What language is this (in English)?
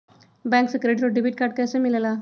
Magahi